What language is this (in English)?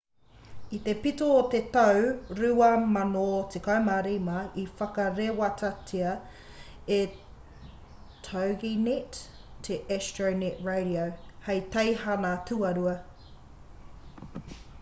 Māori